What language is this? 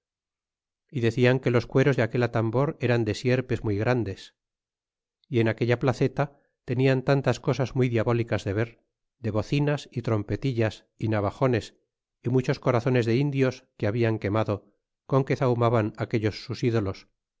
Spanish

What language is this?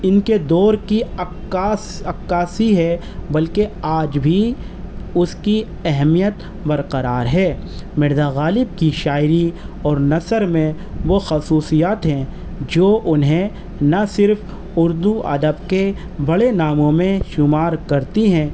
Urdu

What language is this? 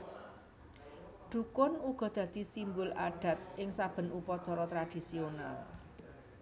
Javanese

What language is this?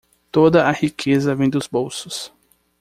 Portuguese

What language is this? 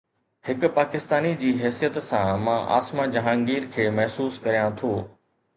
Sindhi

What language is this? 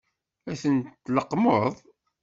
Kabyle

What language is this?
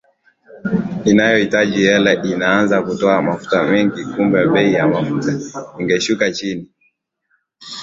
Swahili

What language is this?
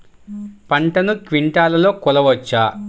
Telugu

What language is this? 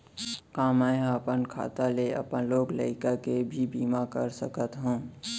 Chhattisgarhi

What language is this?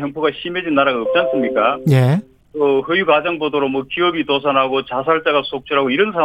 Korean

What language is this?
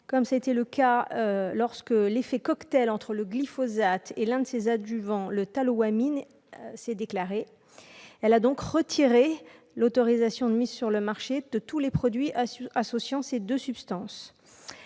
French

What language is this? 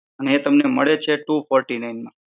Gujarati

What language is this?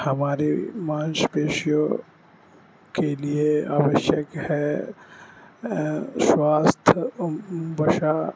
Urdu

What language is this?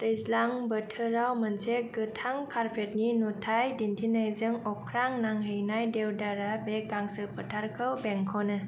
Bodo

